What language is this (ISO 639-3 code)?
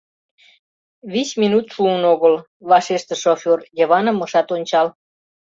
chm